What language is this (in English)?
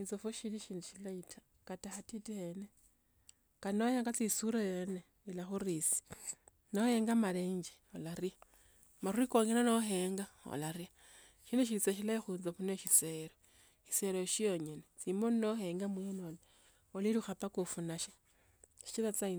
Tsotso